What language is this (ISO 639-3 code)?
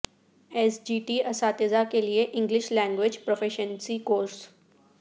urd